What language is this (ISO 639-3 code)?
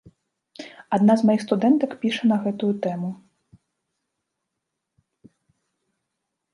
bel